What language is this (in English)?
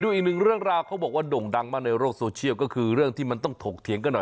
Thai